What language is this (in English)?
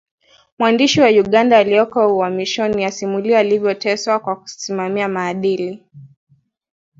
Swahili